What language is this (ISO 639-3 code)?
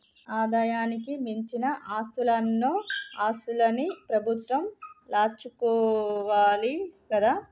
tel